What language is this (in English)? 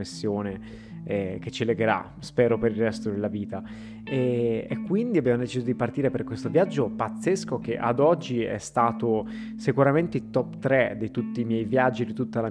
Italian